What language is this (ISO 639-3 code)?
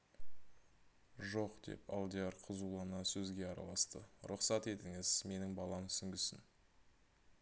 kaz